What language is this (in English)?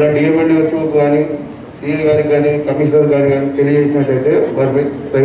Hindi